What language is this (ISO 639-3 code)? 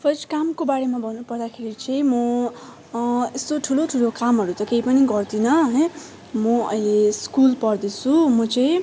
nep